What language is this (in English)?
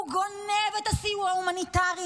Hebrew